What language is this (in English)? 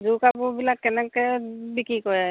Assamese